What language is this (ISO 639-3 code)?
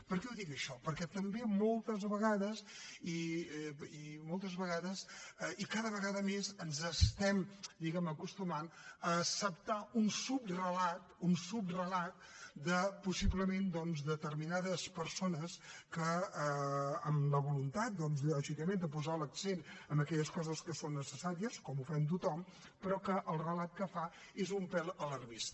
cat